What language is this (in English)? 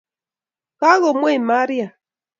Kalenjin